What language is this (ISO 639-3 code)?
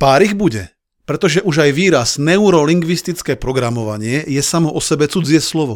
slk